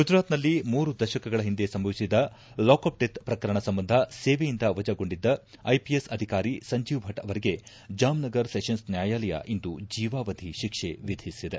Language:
Kannada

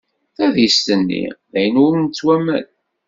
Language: Kabyle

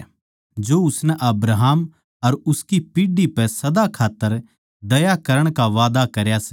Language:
Haryanvi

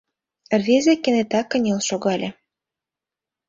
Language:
Mari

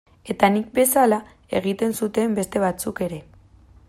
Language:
Basque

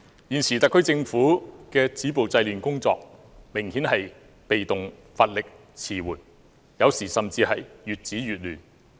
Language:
Cantonese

